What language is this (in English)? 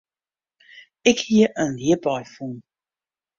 Western Frisian